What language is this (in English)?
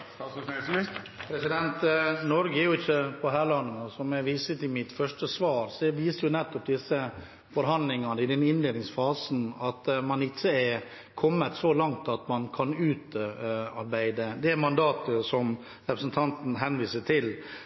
Norwegian